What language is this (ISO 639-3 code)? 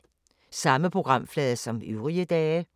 dan